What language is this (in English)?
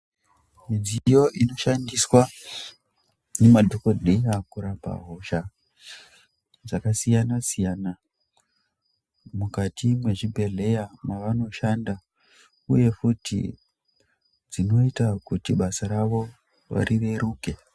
Ndau